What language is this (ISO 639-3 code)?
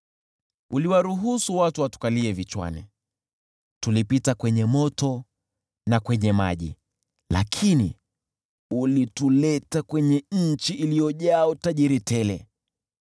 swa